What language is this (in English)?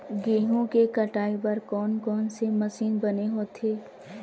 Chhattisgarhi